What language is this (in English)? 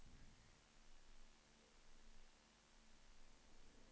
Swedish